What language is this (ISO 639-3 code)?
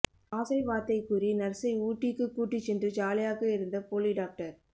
tam